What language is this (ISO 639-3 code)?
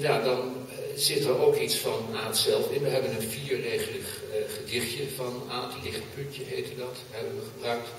nld